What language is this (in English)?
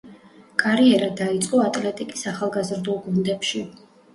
Georgian